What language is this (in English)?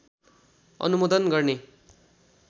Nepali